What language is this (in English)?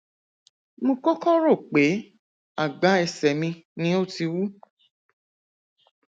Yoruba